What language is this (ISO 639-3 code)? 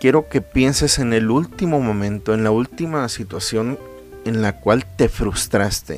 spa